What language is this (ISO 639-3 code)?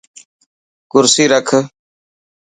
mki